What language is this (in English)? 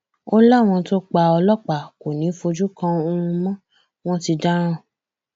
Yoruba